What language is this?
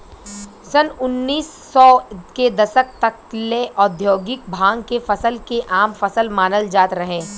Bhojpuri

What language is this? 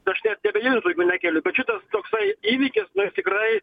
Lithuanian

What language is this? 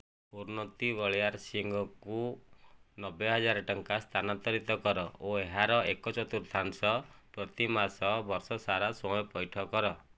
Odia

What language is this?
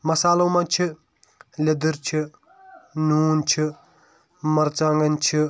Kashmiri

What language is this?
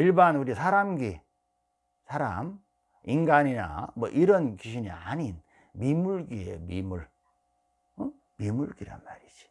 Korean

